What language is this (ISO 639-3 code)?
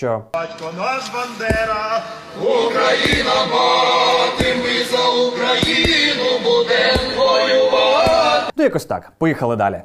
ukr